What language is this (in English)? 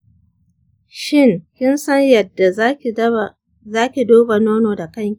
Hausa